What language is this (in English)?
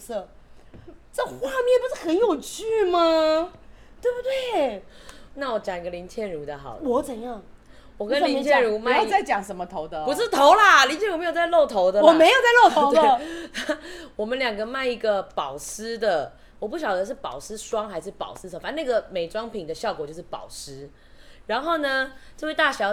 Chinese